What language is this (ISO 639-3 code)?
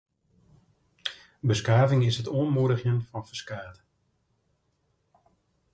fry